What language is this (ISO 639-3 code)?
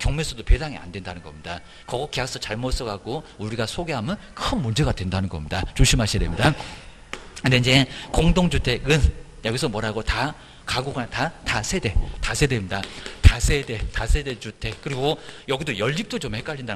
kor